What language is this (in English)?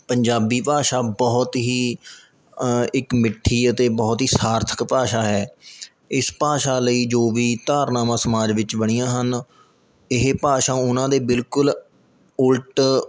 Punjabi